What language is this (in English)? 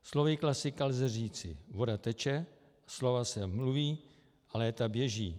Czech